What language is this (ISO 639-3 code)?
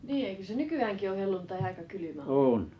fin